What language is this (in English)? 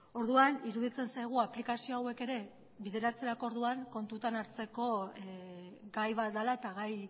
Basque